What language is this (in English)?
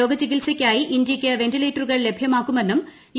Malayalam